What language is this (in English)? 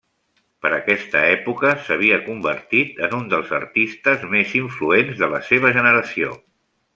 Catalan